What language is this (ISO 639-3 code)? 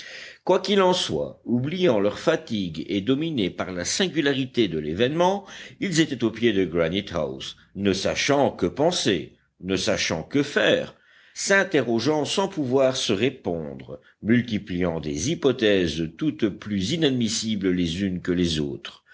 fra